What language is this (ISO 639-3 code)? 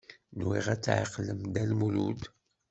kab